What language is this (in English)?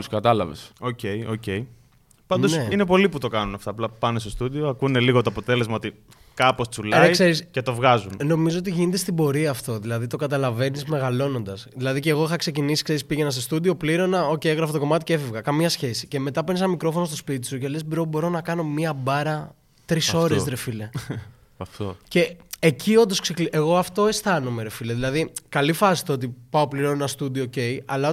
Greek